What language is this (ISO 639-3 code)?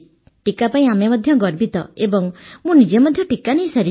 ori